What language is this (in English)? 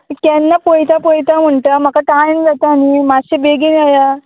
Konkani